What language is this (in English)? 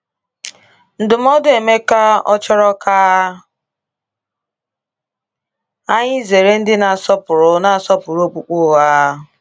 Igbo